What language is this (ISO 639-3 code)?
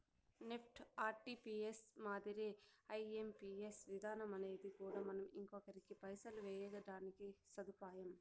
tel